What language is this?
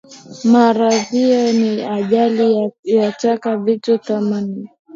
Swahili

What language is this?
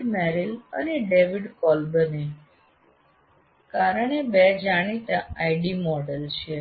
Gujarati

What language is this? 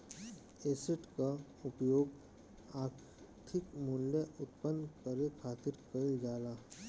Bhojpuri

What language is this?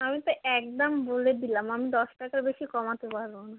Bangla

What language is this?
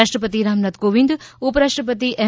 Gujarati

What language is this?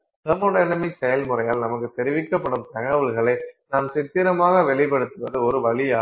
Tamil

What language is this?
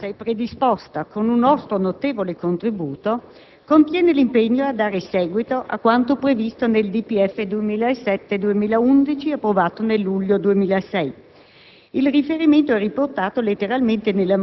Italian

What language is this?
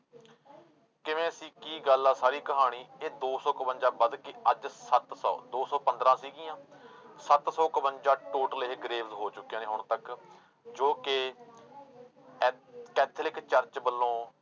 Punjabi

